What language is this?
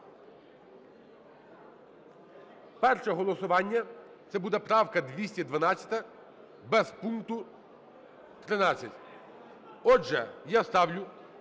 Ukrainian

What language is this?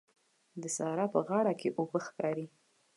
Pashto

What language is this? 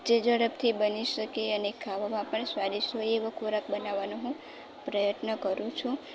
Gujarati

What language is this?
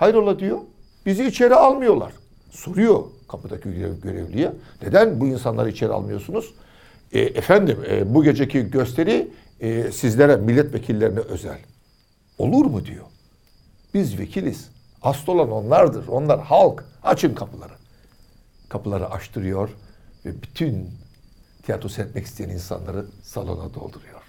Turkish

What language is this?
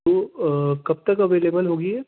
Urdu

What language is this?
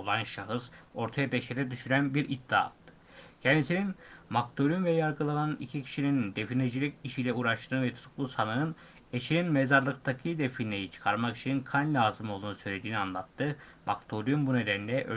Turkish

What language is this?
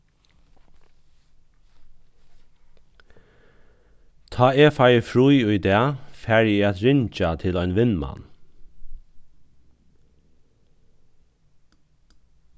Faroese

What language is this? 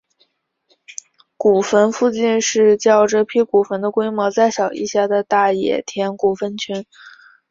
Chinese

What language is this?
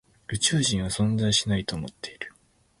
Japanese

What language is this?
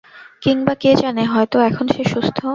Bangla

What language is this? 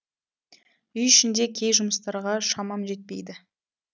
Kazakh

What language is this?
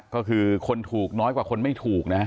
Thai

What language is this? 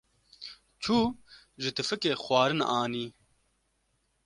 Kurdish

